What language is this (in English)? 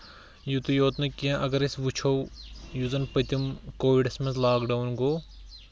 Kashmiri